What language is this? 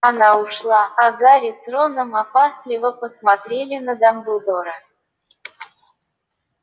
Russian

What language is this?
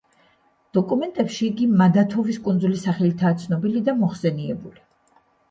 Georgian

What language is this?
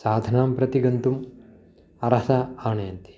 Sanskrit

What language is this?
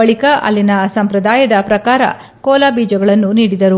Kannada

